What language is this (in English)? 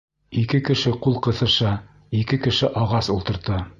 Bashkir